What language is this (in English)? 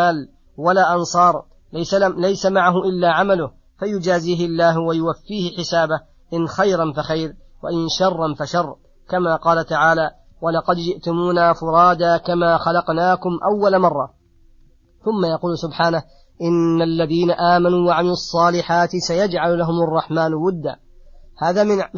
Arabic